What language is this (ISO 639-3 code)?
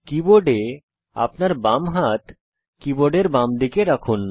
ben